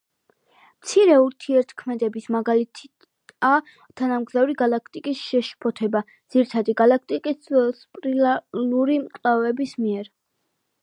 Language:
Georgian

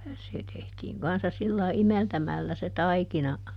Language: Finnish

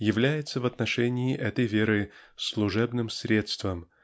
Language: Russian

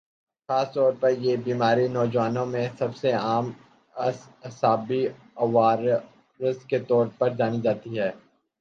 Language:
Urdu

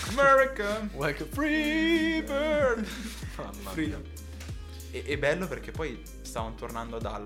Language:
Italian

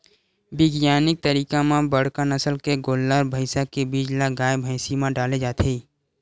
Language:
Chhattisgarhi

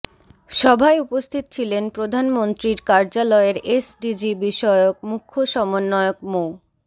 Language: Bangla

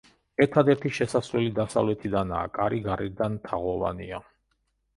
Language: Georgian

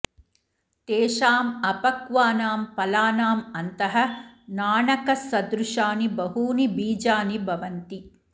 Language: Sanskrit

